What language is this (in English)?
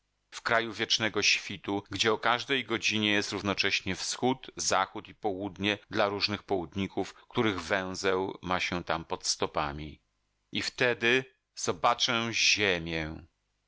Polish